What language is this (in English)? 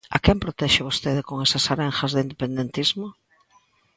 Galician